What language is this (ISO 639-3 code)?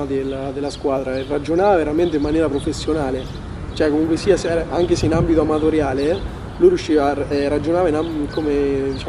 ita